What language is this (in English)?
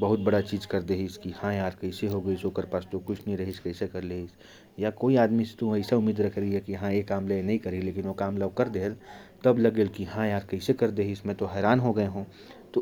Korwa